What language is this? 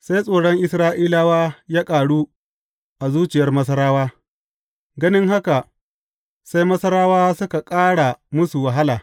Hausa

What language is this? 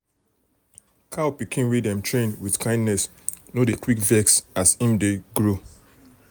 Nigerian Pidgin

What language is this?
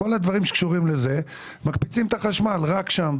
Hebrew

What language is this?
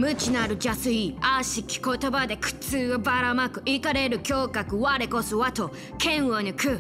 Japanese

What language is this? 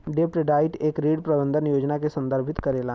Bhojpuri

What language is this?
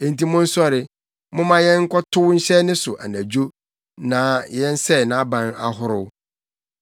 Akan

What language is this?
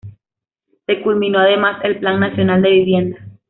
Spanish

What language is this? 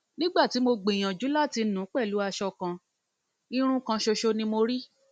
Yoruba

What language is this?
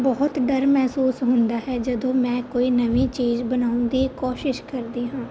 Punjabi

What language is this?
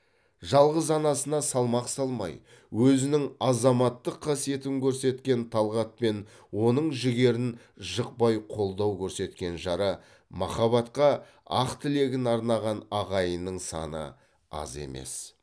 Kazakh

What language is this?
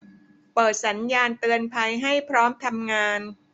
Thai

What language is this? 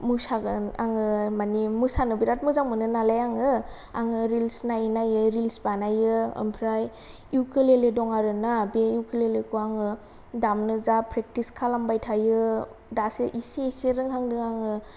Bodo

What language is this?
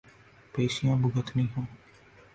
Urdu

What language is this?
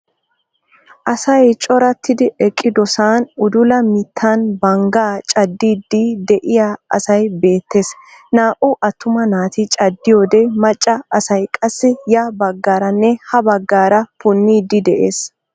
Wolaytta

